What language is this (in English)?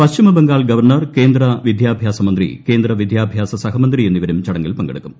Malayalam